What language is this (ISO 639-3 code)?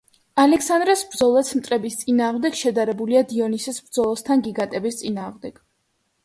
kat